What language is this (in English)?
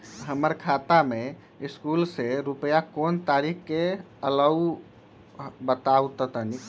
Magahi